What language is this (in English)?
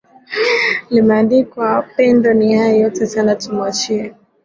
Swahili